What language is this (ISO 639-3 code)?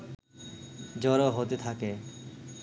ben